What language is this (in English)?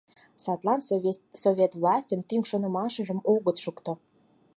Mari